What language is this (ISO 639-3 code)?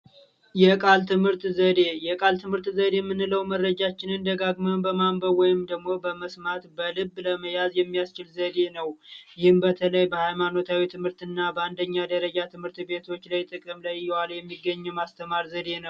amh